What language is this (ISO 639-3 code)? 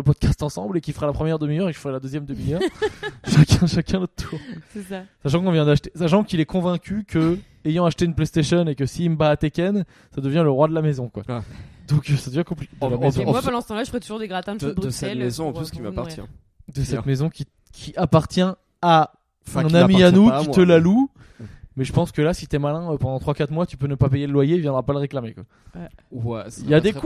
fra